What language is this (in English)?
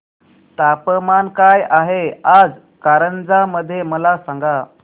Marathi